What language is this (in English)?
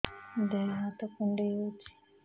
Odia